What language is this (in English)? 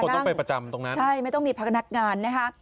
Thai